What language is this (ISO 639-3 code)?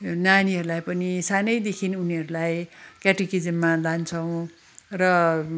nep